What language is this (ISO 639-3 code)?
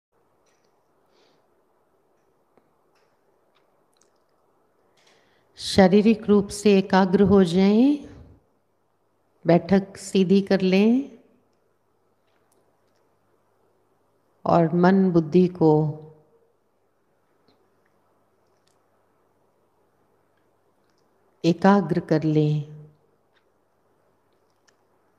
hin